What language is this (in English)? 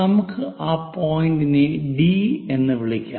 Malayalam